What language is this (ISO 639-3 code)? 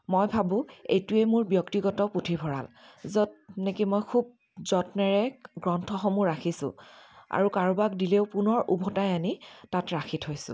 asm